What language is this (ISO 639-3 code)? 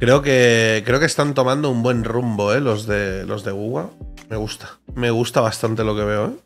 spa